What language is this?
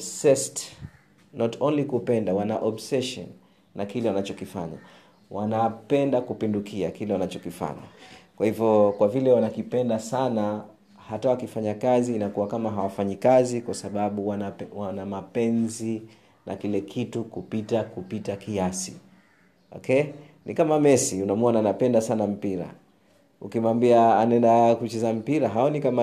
Swahili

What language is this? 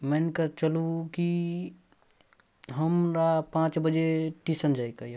Maithili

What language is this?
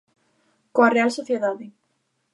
Galician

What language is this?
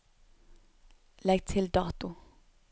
Norwegian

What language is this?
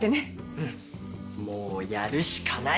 Japanese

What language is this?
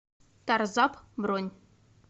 Russian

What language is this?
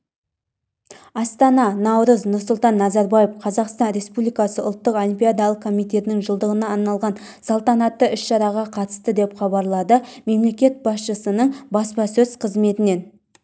Kazakh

